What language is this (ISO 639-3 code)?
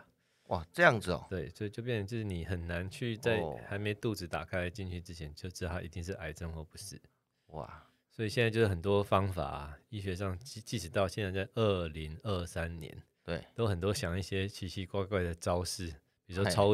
zho